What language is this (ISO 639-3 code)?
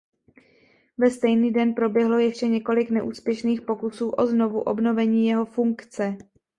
ces